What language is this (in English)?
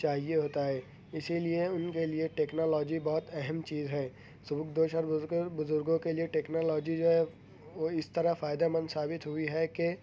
Urdu